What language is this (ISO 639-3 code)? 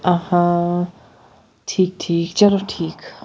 kas